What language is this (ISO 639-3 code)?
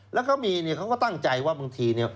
tha